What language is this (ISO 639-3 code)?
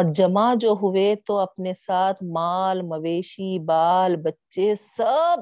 urd